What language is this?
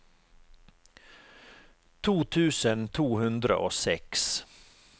Norwegian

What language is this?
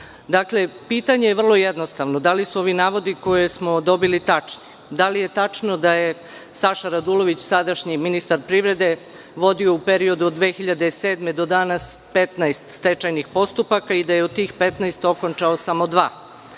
Serbian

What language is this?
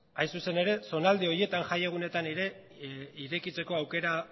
Basque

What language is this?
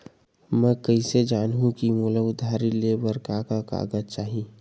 Chhattisgarhi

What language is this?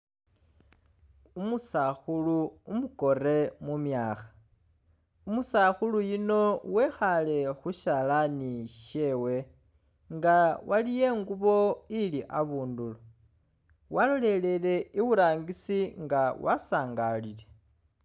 Masaaba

